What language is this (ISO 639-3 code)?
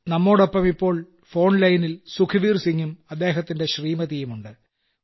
mal